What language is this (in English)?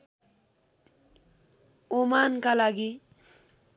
Nepali